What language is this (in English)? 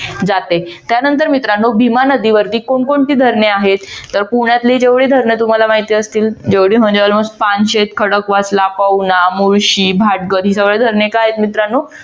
Marathi